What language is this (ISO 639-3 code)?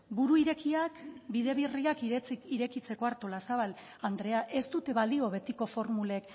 eus